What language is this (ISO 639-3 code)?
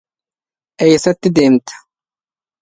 ara